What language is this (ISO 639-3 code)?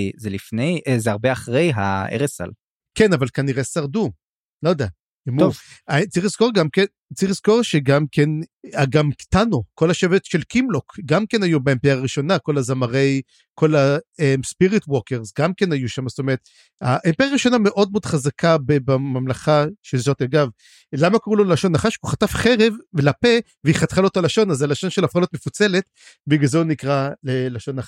heb